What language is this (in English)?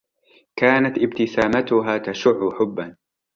Arabic